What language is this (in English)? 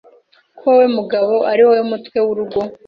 Kinyarwanda